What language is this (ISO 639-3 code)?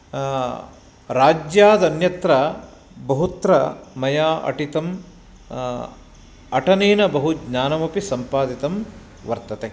san